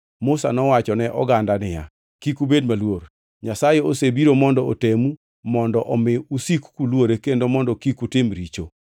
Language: Luo (Kenya and Tanzania)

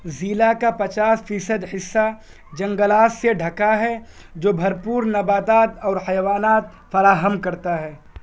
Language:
Urdu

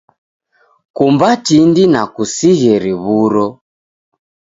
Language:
Taita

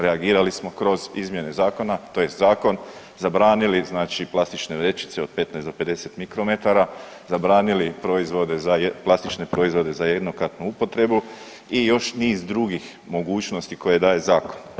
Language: Croatian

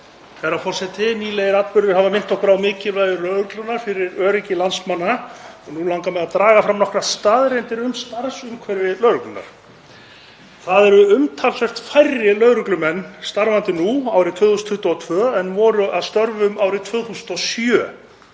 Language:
Icelandic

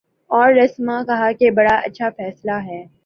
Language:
Urdu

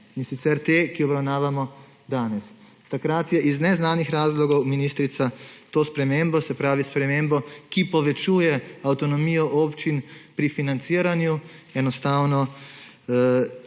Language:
Slovenian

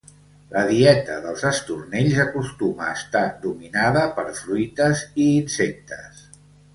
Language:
Catalan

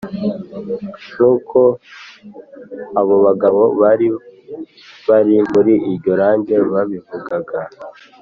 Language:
Kinyarwanda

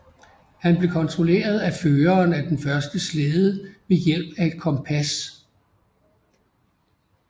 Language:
Danish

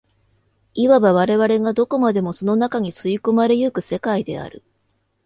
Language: Japanese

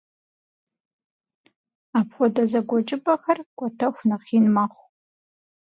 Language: Kabardian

